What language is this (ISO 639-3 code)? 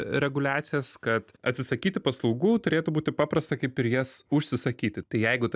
lit